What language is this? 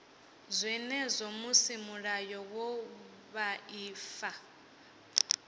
Venda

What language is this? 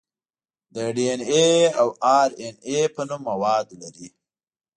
Pashto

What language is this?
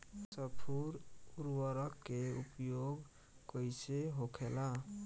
Bhojpuri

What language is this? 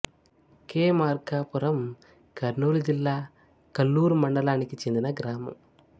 Telugu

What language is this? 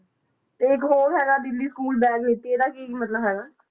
Punjabi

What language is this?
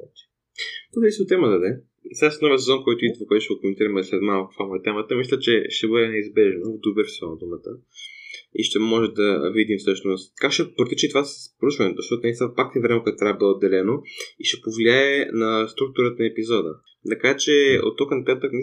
Bulgarian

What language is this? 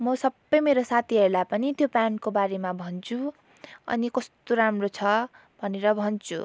Nepali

